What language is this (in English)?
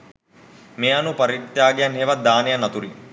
Sinhala